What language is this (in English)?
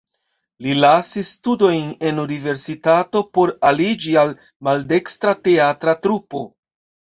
Esperanto